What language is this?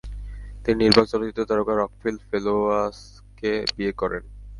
Bangla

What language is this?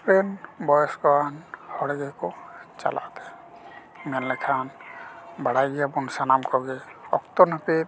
Santali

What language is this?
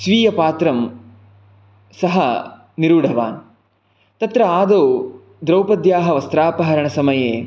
Sanskrit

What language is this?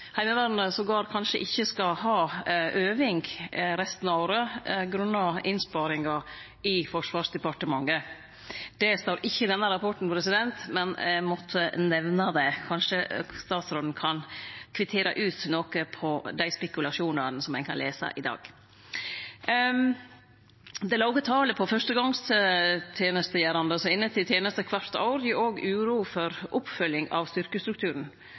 Norwegian Nynorsk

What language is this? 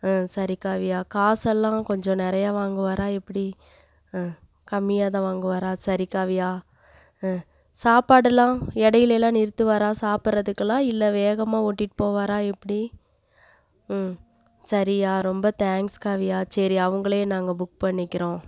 Tamil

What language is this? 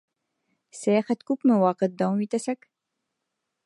Bashkir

